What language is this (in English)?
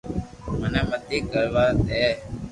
Loarki